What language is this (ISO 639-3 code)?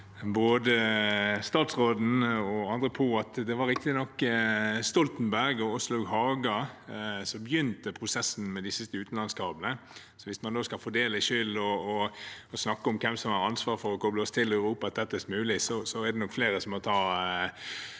nor